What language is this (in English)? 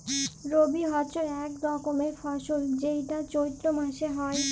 Bangla